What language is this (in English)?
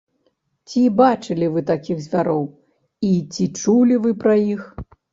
Belarusian